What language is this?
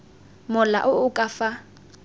Tswana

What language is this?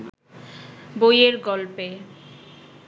Bangla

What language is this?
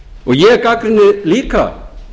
Icelandic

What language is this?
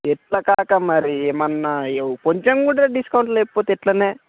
Telugu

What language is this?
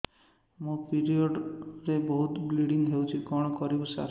Odia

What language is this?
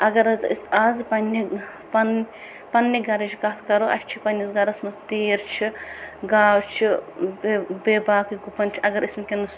Kashmiri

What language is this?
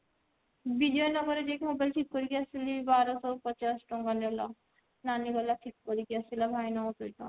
Odia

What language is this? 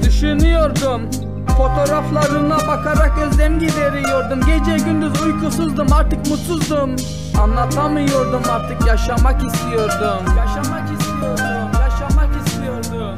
Turkish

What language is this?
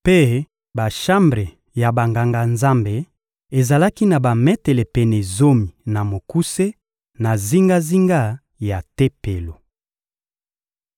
Lingala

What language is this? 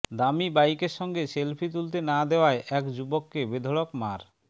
Bangla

